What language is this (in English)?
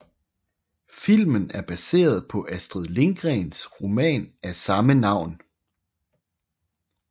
Danish